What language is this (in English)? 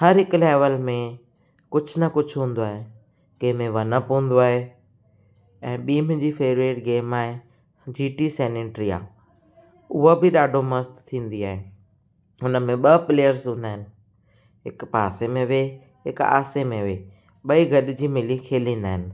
Sindhi